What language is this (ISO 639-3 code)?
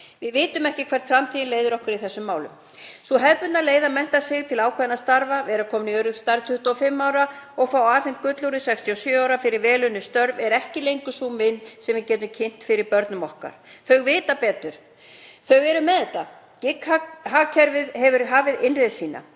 isl